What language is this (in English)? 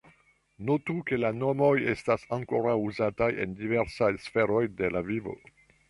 Esperanto